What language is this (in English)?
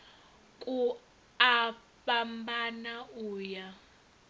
Venda